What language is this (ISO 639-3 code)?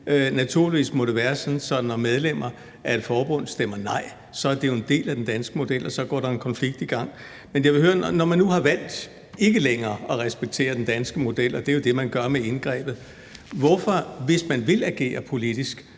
dan